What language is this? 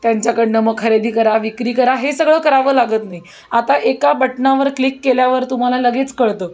Marathi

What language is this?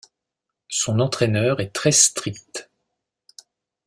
French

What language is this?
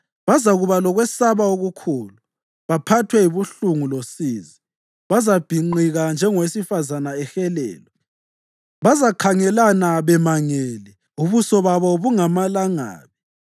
North Ndebele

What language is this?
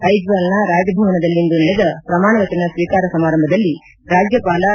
Kannada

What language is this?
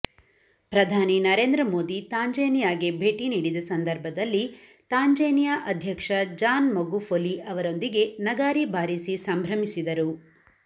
Kannada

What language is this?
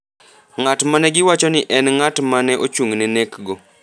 Luo (Kenya and Tanzania)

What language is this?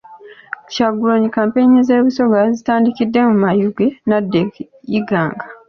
Ganda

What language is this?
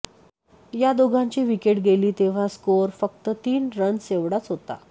Marathi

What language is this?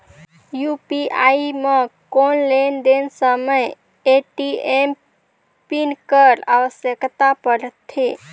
Chhattisgarhi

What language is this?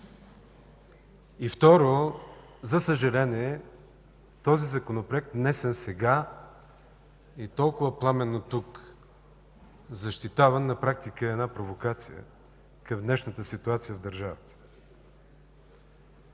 Bulgarian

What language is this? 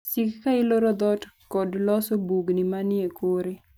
Luo (Kenya and Tanzania)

